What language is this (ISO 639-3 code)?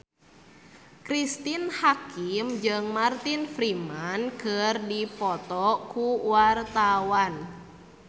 sun